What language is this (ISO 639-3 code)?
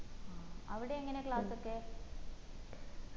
mal